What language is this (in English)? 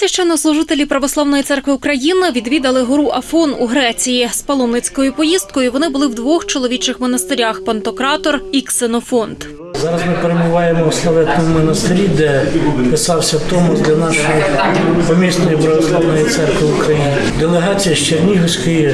Ukrainian